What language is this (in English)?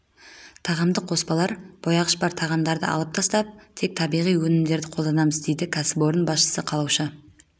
Kazakh